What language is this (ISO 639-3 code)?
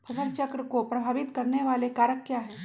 mag